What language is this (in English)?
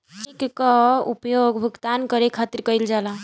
Bhojpuri